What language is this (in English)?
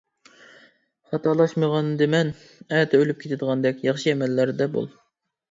Uyghur